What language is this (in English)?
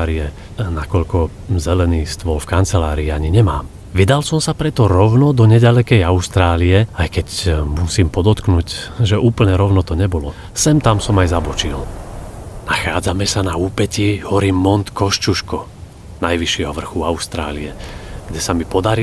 Slovak